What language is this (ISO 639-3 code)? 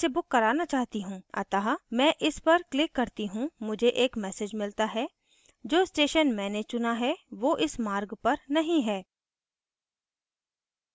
hin